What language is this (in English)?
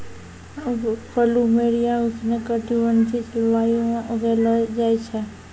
Maithili